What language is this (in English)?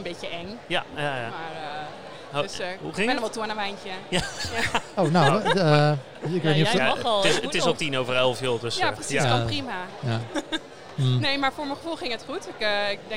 Dutch